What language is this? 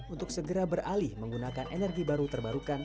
Indonesian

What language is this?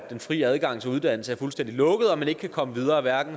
Danish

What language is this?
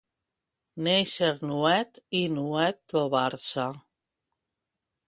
Catalan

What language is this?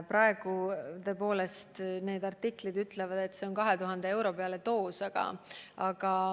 Estonian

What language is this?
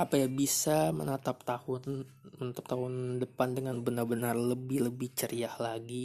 Indonesian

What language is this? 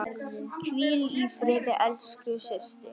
Icelandic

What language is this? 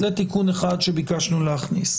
Hebrew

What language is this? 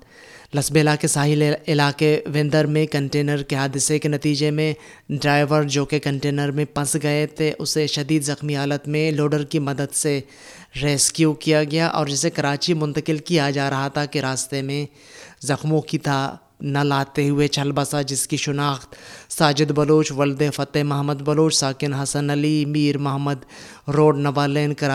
Urdu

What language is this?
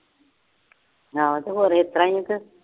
Punjabi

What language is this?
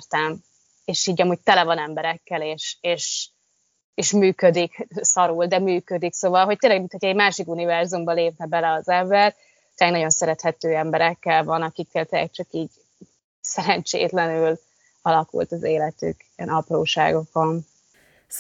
Hungarian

